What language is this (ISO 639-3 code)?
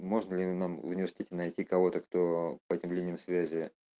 rus